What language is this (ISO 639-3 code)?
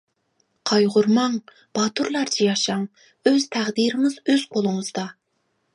uig